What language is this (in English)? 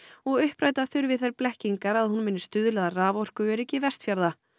Icelandic